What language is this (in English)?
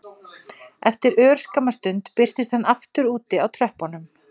Icelandic